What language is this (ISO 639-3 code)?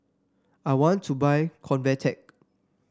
eng